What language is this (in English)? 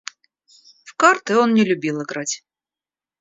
Russian